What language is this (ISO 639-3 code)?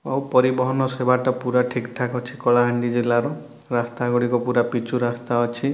ori